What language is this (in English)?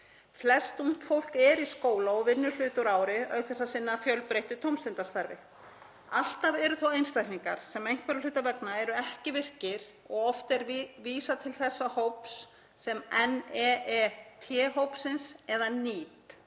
Icelandic